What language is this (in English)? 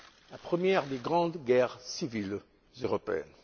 French